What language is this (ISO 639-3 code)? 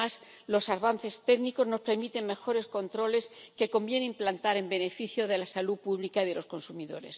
spa